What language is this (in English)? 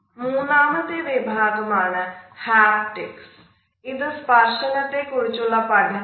Malayalam